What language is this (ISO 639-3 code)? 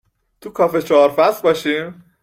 fas